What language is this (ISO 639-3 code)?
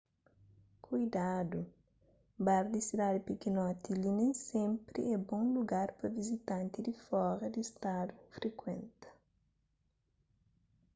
kea